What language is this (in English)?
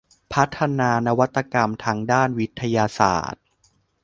Thai